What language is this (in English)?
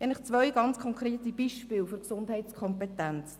Swiss German